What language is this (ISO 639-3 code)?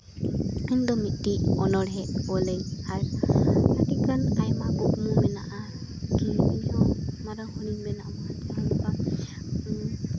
sat